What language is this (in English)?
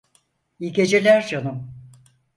Turkish